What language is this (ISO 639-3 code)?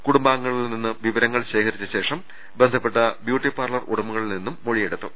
mal